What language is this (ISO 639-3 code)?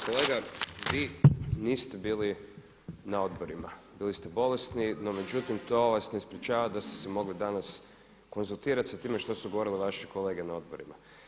hrv